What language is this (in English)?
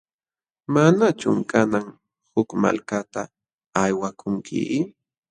Jauja Wanca Quechua